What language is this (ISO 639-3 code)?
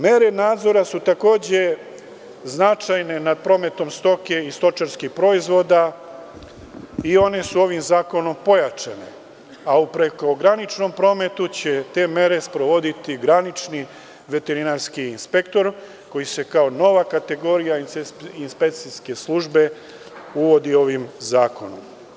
srp